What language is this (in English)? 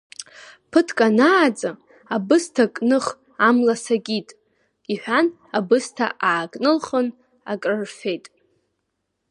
Abkhazian